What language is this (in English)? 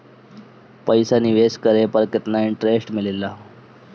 Bhojpuri